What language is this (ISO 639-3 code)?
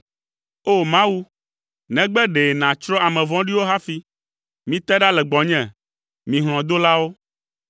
ewe